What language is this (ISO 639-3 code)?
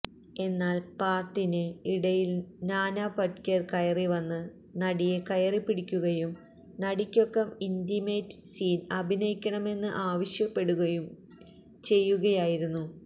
mal